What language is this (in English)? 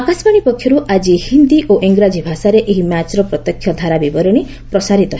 Odia